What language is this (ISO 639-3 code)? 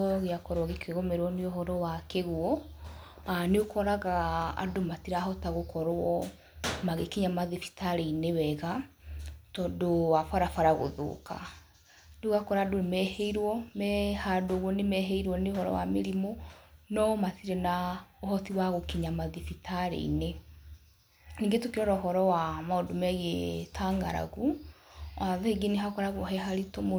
kik